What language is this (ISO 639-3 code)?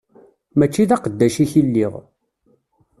kab